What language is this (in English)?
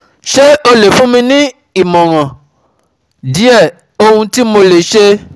Yoruba